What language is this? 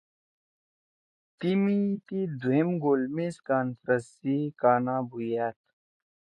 Torwali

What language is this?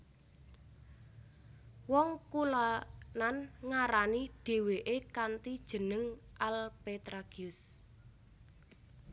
Javanese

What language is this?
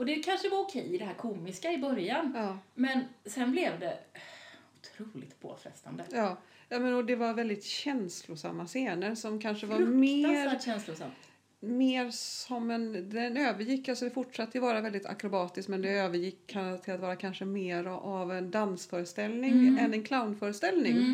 Swedish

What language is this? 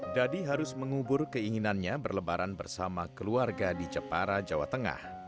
Indonesian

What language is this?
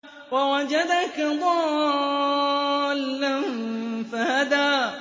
Arabic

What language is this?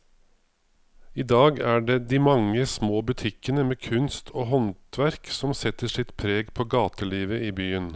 Norwegian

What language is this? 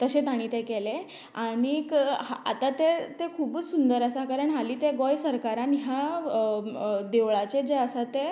Konkani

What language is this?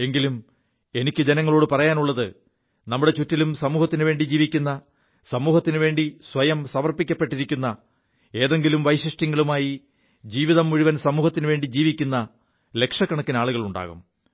Malayalam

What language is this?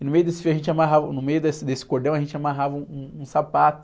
Portuguese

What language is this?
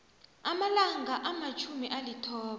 South Ndebele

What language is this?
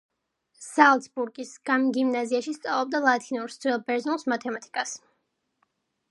Georgian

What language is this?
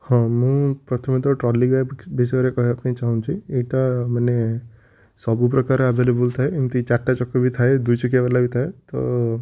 Odia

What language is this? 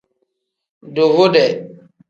Tem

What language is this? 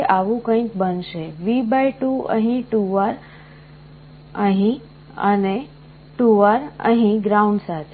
Gujarati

